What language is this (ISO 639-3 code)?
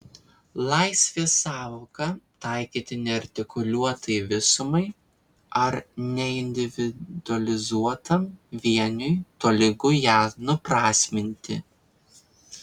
lit